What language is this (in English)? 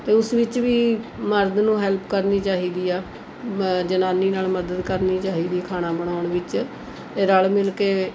Punjabi